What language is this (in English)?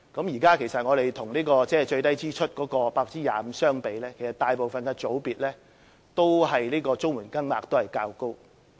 Cantonese